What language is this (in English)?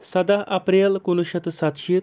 Kashmiri